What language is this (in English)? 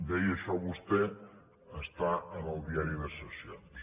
Catalan